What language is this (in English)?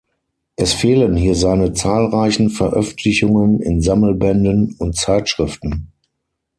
German